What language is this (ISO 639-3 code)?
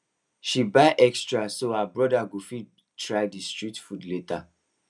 pcm